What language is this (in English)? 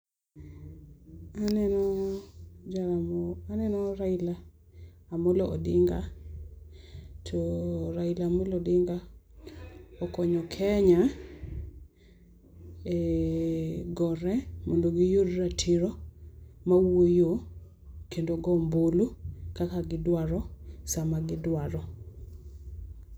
Luo (Kenya and Tanzania)